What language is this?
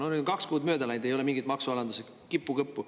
Estonian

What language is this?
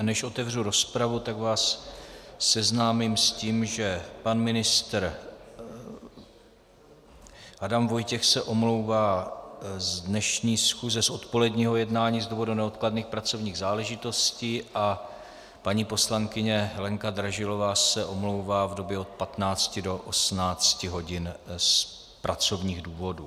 Czech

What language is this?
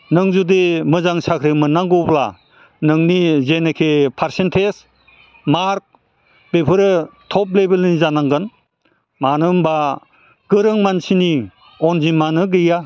Bodo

